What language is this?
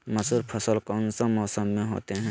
Magahi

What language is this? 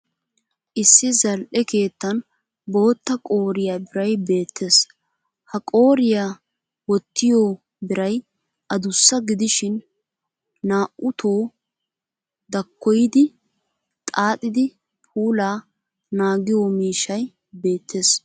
Wolaytta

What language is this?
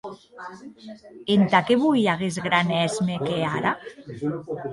Occitan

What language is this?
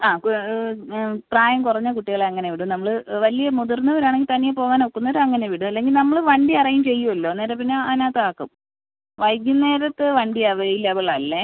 Malayalam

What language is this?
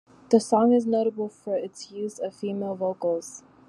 English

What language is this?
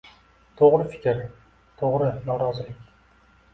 Uzbek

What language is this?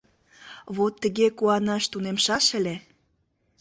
Mari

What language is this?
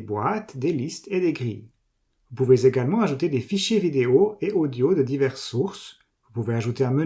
French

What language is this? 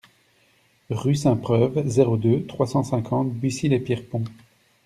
French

